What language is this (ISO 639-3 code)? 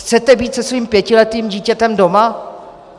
ces